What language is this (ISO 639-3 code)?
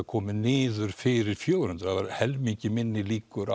isl